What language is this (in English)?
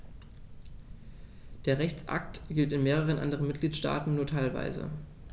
German